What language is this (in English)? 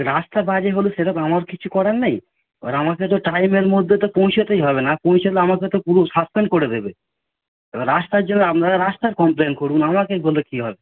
Bangla